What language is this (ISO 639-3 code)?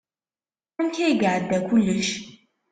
kab